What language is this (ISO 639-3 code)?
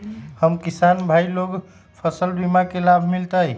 mag